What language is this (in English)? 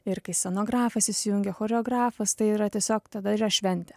Lithuanian